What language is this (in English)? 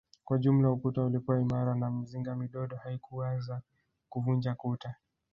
Swahili